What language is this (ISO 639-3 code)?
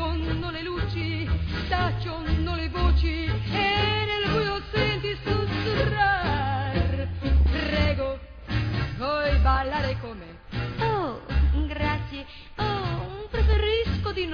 ita